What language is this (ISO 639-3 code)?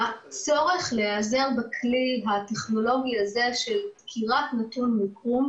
heb